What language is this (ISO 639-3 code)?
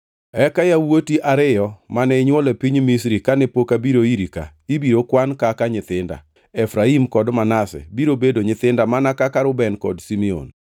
luo